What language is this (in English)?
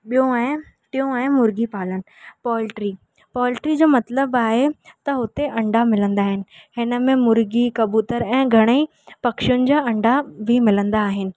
Sindhi